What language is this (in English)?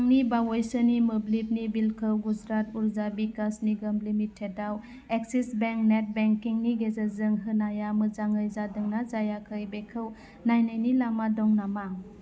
Bodo